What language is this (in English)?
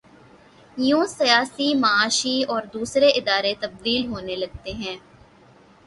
Urdu